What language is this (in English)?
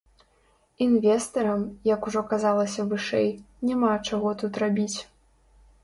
Belarusian